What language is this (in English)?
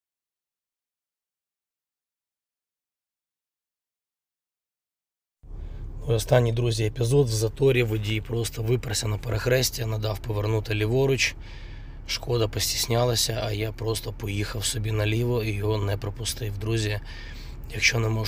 Ukrainian